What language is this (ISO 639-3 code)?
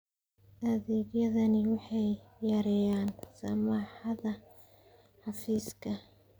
som